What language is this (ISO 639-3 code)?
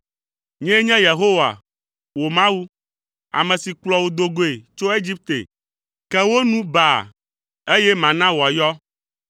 ewe